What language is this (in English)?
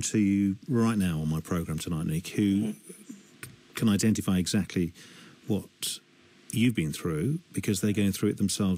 English